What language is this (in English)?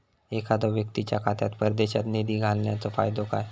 Marathi